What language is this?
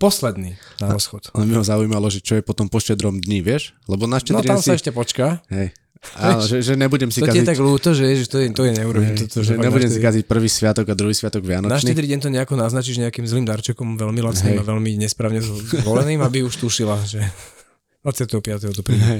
Slovak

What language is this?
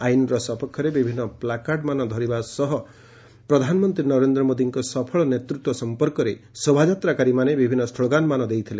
Odia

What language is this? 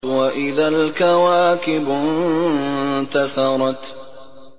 Arabic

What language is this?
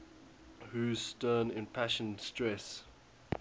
English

